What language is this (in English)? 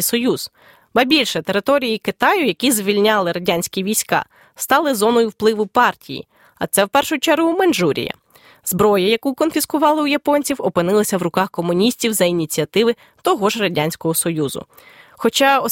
Ukrainian